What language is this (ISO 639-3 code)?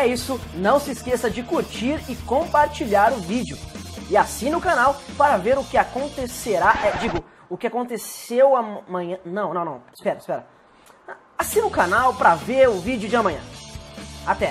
por